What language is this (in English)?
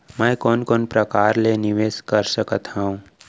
Chhattisgarhi